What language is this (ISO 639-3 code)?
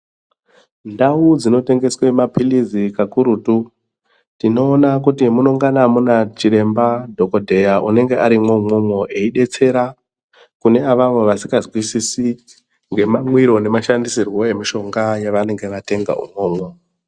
ndc